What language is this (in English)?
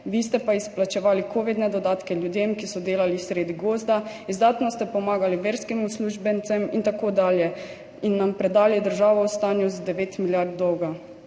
Slovenian